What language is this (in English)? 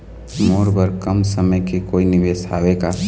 Chhattisgarhi